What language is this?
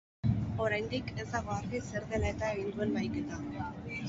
Basque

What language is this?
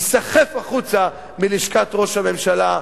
Hebrew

